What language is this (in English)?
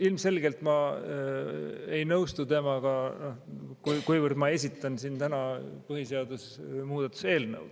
Estonian